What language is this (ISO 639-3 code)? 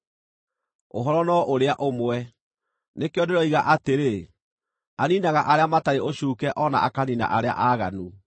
kik